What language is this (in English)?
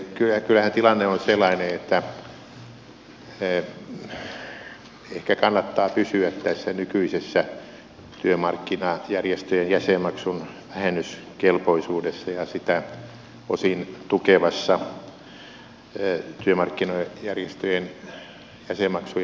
Finnish